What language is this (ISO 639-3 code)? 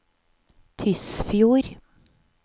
nor